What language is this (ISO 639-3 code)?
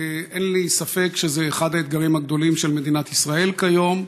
heb